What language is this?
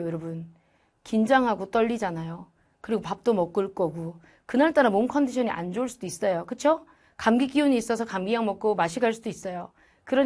Korean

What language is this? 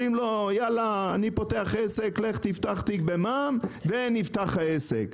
Hebrew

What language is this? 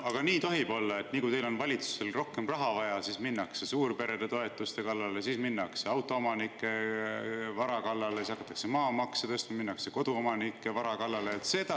Estonian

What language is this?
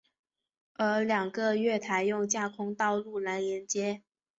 Chinese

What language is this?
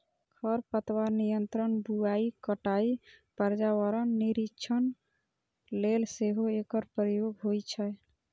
Maithili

